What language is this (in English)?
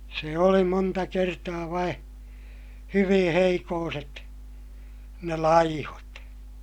Finnish